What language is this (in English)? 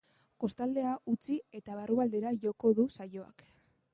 Basque